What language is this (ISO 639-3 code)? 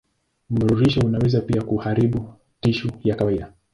swa